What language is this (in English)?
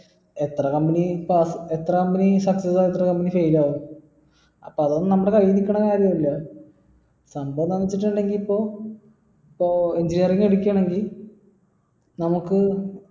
Malayalam